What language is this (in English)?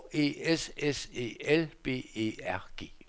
Danish